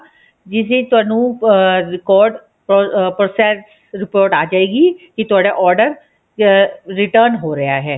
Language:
Punjabi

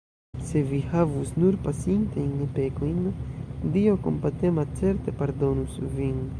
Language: Esperanto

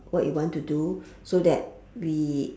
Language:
English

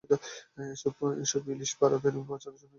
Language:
Bangla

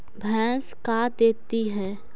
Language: Magahi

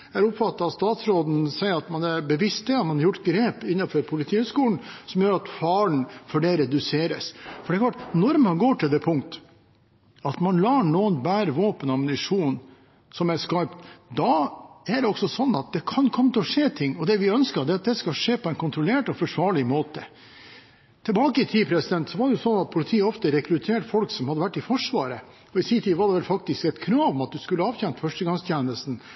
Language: Norwegian Bokmål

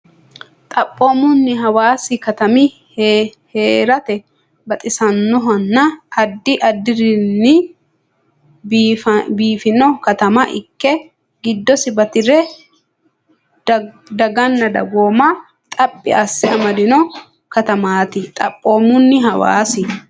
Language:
Sidamo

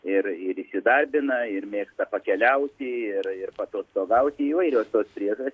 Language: Lithuanian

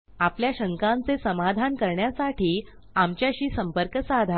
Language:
Marathi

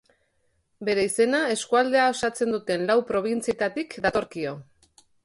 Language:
Basque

